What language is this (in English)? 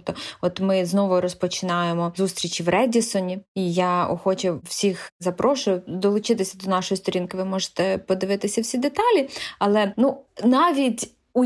Ukrainian